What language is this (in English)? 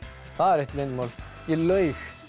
Icelandic